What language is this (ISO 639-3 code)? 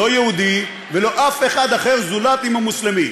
heb